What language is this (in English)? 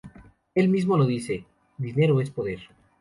Spanish